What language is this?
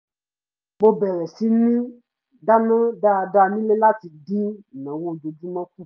Yoruba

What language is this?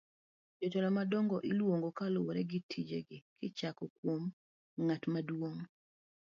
Luo (Kenya and Tanzania)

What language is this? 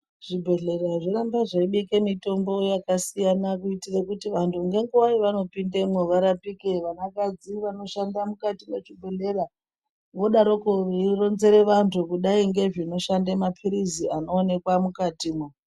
Ndau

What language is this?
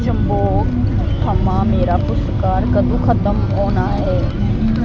Dogri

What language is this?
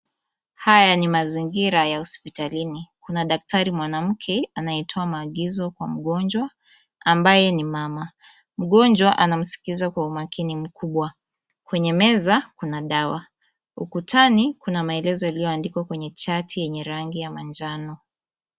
Swahili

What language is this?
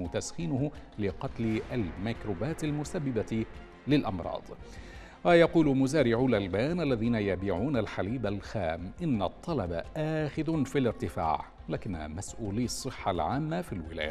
Arabic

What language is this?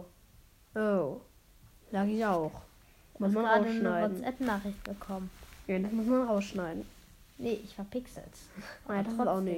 German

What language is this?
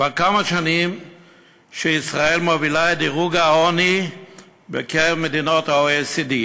Hebrew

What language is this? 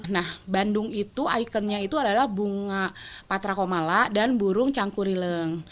Indonesian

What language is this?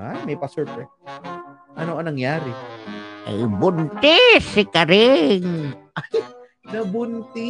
Filipino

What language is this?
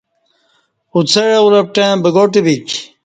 Kati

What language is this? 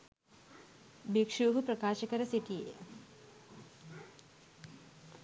Sinhala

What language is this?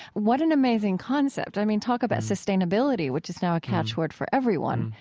English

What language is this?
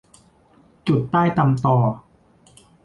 Thai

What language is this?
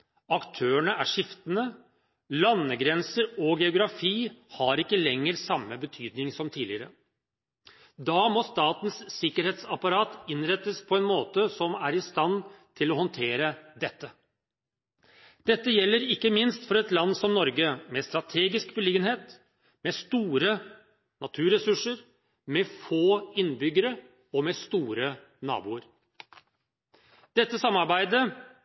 Norwegian Bokmål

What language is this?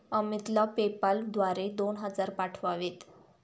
Marathi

